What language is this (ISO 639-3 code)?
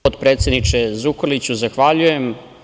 srp